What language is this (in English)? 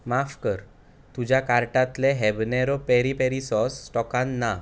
Konkani